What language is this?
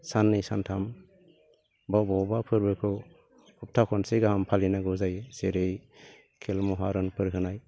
Bodo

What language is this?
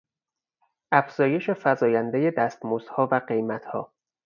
Persian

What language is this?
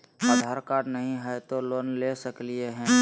Magahi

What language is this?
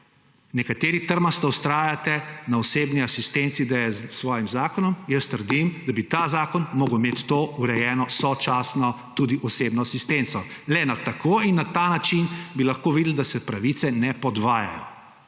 Slovenian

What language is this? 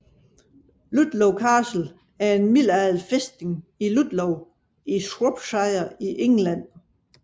Danish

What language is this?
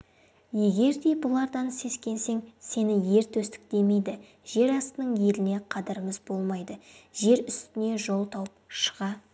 Kazakh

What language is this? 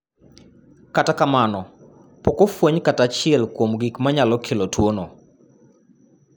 Luo (Kenya and Tanzania)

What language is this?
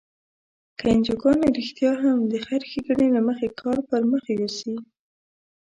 Pashto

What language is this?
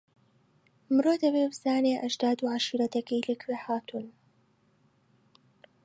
Central Kurdish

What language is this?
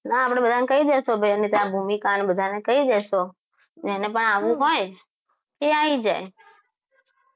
Gujarati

